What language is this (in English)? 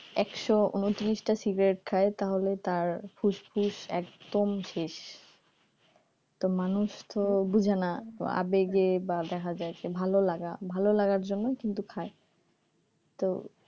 Bangla